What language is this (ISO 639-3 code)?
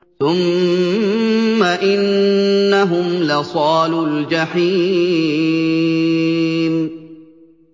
ara